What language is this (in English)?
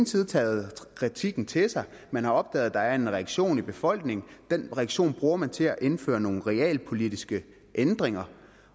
Danish